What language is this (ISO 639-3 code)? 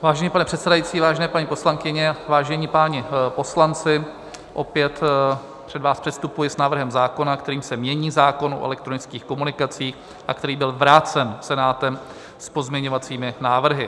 ces